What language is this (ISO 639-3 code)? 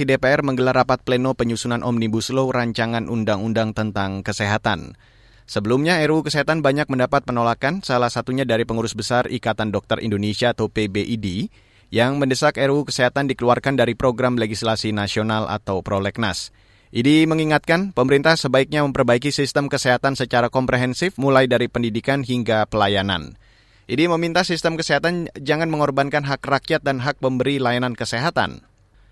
ind